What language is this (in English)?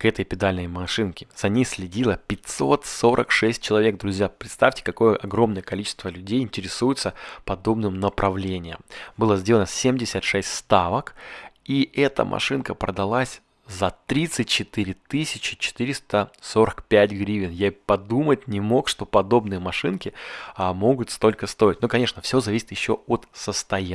Russian